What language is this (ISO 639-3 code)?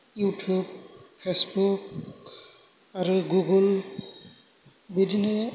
brx